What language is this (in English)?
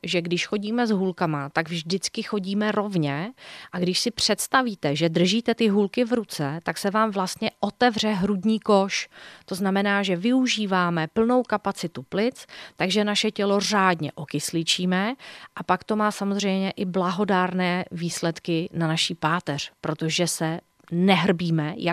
Czech